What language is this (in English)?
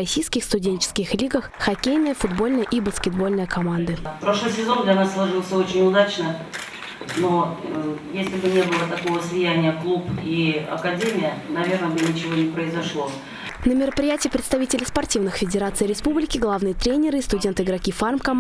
Russian